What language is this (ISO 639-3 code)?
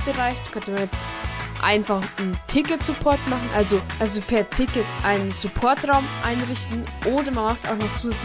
deu